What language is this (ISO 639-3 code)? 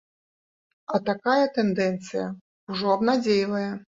bel